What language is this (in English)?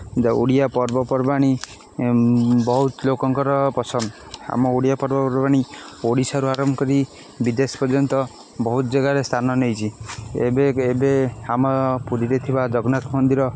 Odia